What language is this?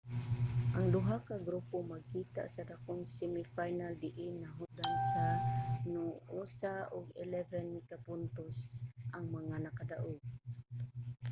Cebuano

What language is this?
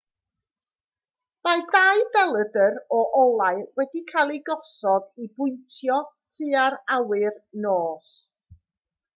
Welsh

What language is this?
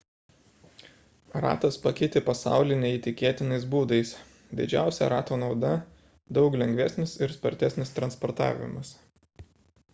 Lithuanian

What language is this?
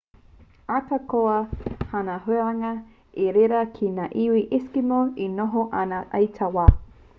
Māori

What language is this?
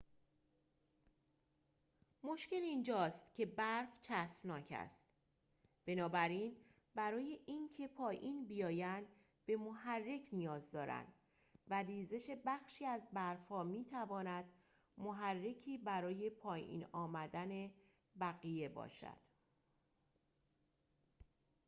Persian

